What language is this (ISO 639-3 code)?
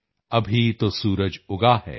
pan